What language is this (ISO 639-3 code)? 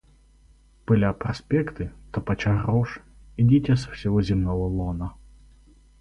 rus